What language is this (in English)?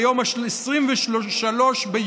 Hebrew